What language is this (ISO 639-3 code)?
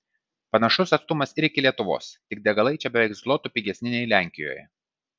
lit